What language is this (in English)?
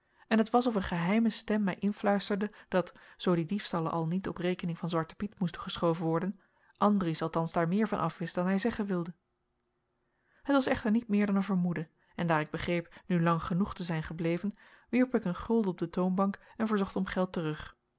Dutch